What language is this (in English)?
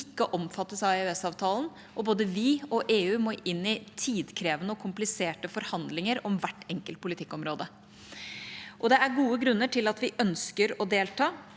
Norwegian